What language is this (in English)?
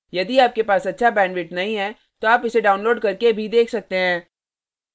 Hindi